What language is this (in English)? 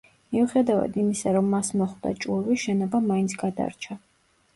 Georgian